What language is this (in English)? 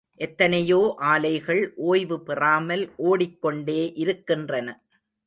Tamil